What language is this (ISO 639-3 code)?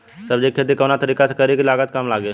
bho